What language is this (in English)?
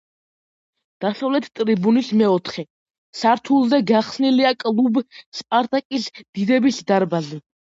Georgian